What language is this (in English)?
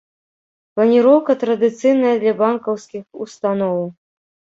Belarusian